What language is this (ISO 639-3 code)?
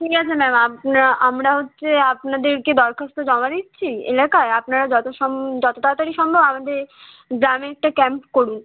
ben